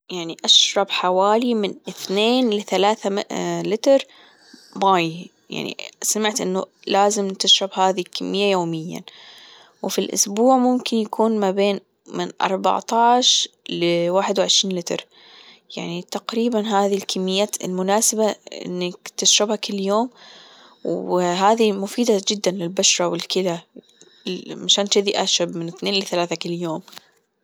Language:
Gulf Arabic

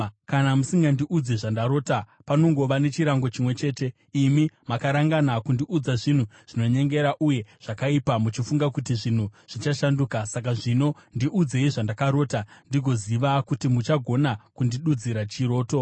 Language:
Shona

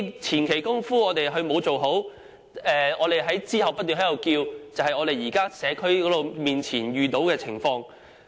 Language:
Cantonese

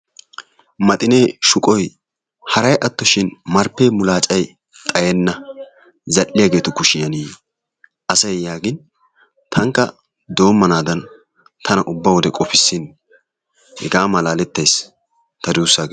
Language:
Wolaytta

